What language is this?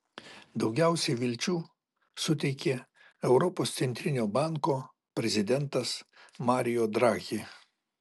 Lithuanian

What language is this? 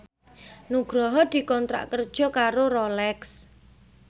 Javanese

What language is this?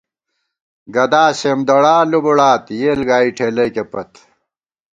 Gawar-Bati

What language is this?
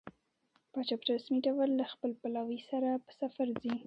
Pashto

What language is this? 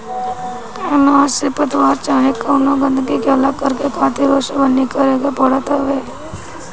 Bhojpuri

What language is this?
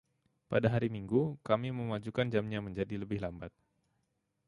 Indonesian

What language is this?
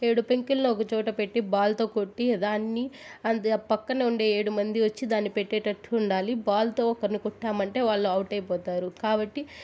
Telugu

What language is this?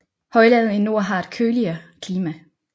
Danish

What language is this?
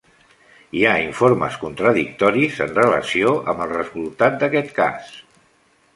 Catalan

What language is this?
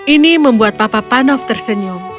Indonesian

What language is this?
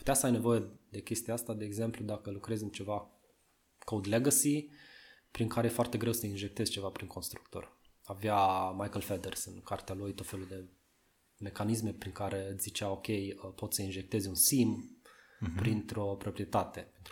Romanian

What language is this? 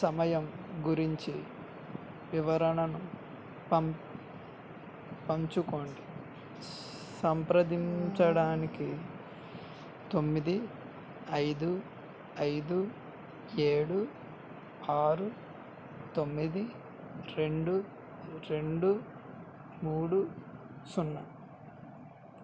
Telugu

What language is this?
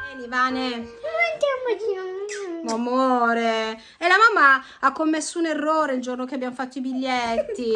Italian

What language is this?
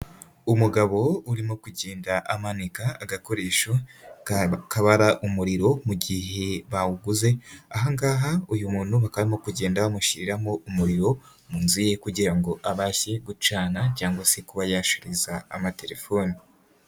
Kinyarwanda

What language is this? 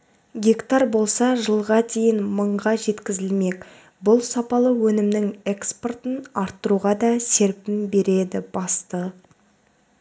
Kazakh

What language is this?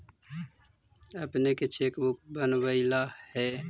Magahi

